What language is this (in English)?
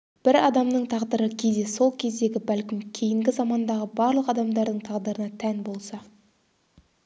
Kazakh